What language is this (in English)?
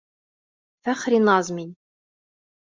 Bashkir